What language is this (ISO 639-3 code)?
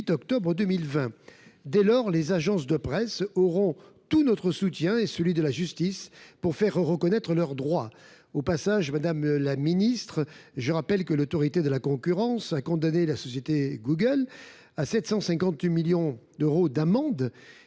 fra